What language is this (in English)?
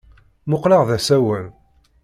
Kabyle